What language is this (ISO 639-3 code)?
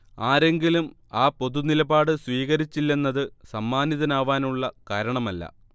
mal